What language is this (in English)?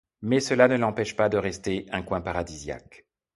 French